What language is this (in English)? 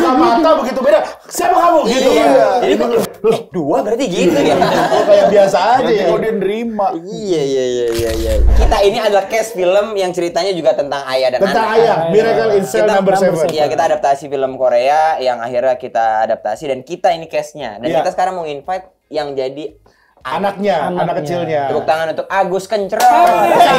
Indonesian